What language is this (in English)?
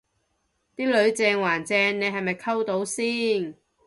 Cantonese